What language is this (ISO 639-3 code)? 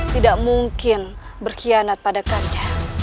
ind